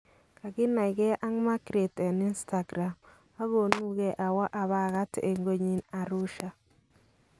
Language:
Kalenjin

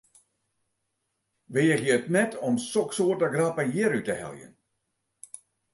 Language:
Western Frisian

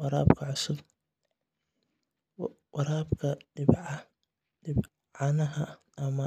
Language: Somali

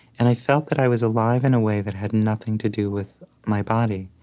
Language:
English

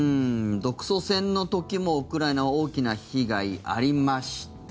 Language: Japanese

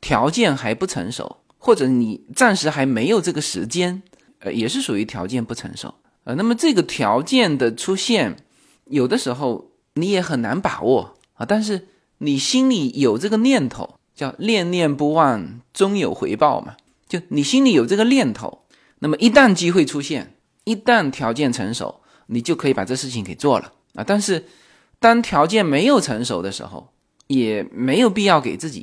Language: Chinese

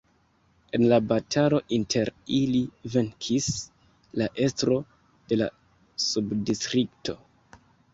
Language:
Esperanto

